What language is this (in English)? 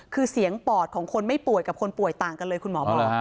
Thai